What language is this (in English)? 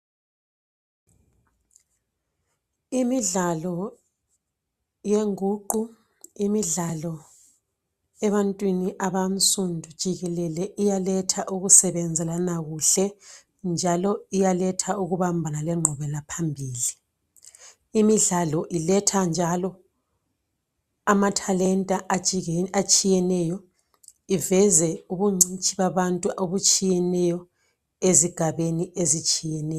North Ndebele